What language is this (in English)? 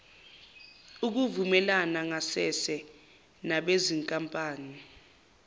Zulu